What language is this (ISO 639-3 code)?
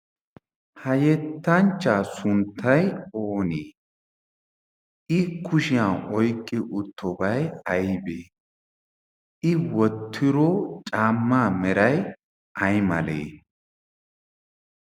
wal